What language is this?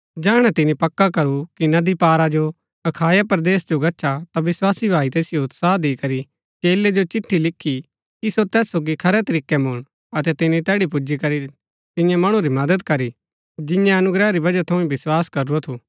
Gaddi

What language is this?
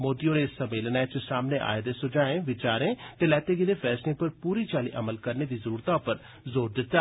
Dogri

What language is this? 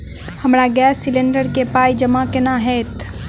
Maithili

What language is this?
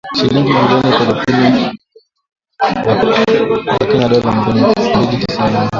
Swahili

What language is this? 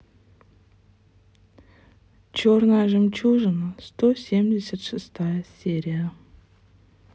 Russian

